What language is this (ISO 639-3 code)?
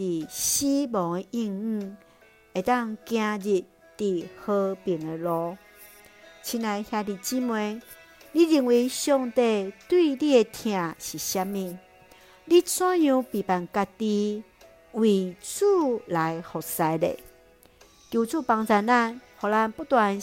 zho